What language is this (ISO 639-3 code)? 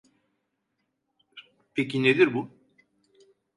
tur